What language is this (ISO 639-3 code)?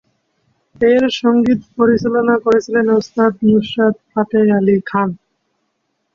ben